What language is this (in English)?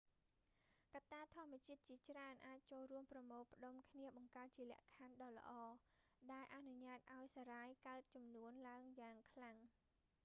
Khmer